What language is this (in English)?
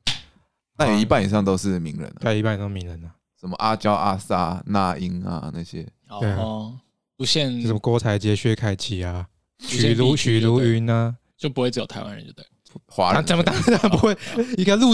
Chinese